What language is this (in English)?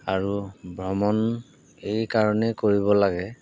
Assamese